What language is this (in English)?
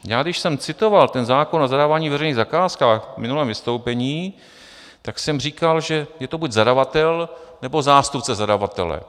Czech